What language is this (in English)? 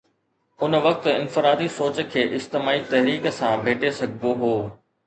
Sindhi